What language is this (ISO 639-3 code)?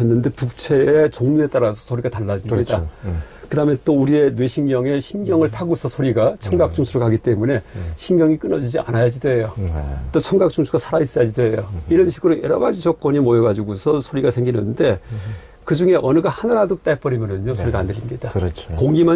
kor